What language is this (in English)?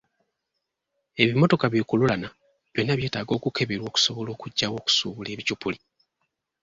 Ganda